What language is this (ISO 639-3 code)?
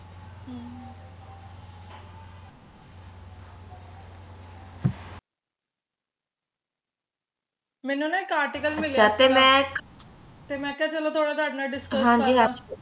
pan